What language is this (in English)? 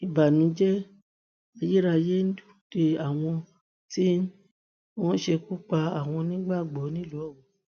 Yoruba